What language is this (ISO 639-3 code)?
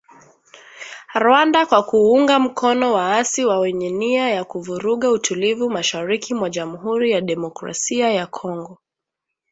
swa